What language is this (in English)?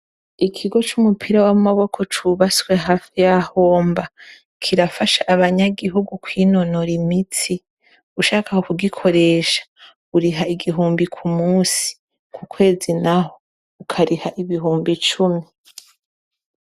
Rundi